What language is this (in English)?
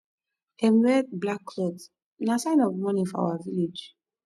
Nigerian Pidgin